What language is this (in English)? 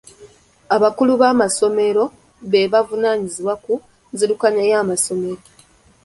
Ganda